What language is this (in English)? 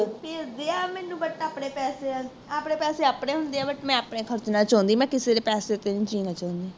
Punjabi